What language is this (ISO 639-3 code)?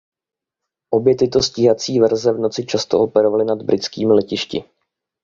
ces